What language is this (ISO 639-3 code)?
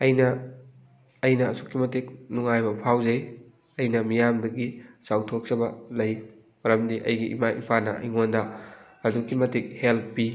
mni